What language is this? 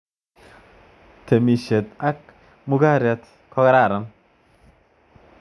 Kalenjin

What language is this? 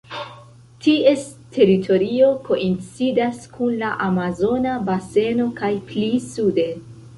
Esperanto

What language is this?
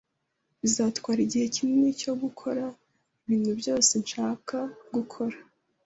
Kinyarwanda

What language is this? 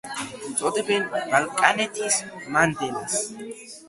Georgian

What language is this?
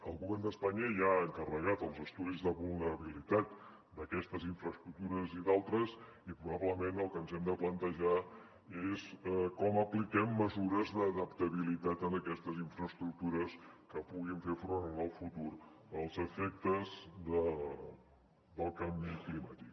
Catalan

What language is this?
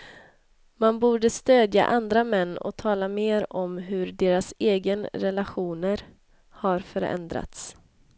Swedish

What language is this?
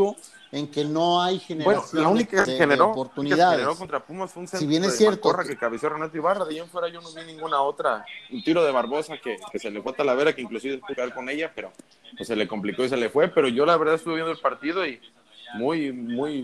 Spanish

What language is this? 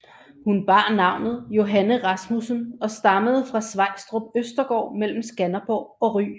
Danish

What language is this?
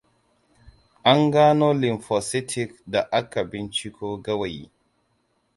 Hausa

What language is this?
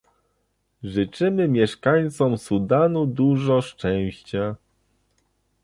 Polish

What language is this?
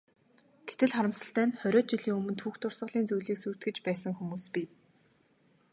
Mongolian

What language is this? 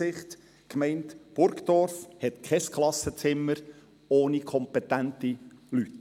Swiss German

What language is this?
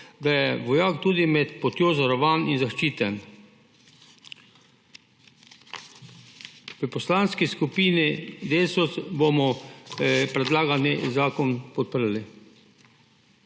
Slovenian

